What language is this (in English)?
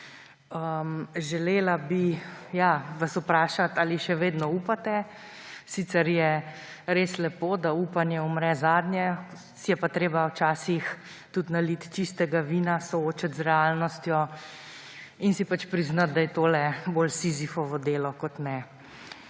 Slovenian